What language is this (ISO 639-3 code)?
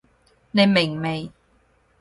yue